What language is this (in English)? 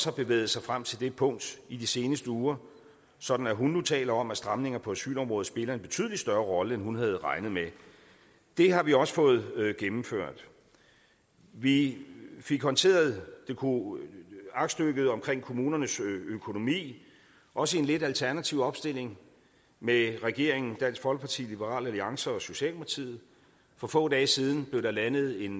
Danish